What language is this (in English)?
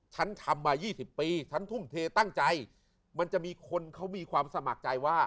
Thai